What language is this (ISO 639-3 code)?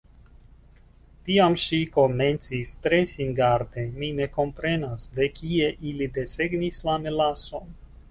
epo